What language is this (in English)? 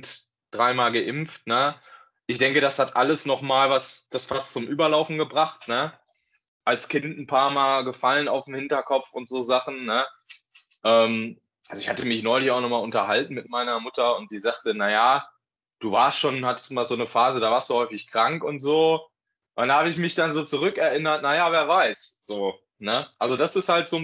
German